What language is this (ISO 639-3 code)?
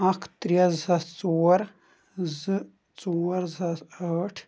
kas